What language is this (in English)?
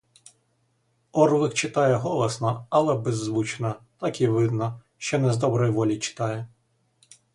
Ukrainian